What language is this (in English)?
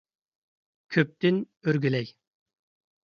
Uyghur